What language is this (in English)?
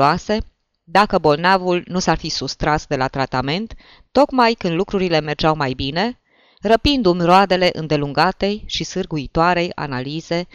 Romanian